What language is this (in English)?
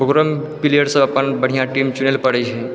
Maithili